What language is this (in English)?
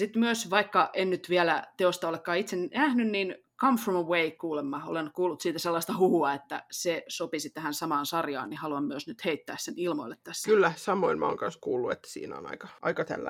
Finnish